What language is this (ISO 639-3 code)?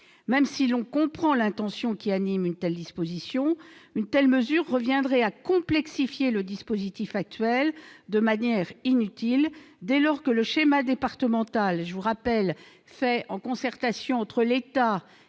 fra